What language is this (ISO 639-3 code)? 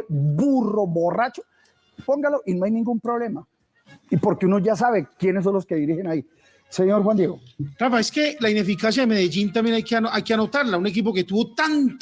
spa